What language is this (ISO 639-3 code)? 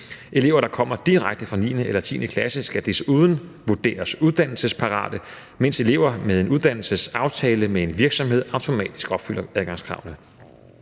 dan